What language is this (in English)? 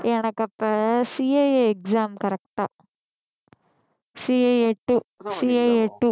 Tamil